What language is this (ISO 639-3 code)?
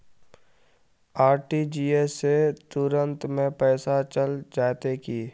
mag